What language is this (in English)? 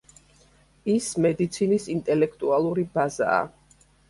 Georgian